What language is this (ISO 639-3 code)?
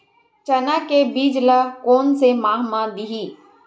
hne